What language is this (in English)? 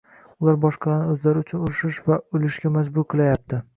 Uzbek